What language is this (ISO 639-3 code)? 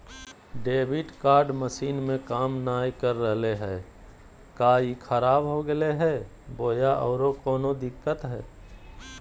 mag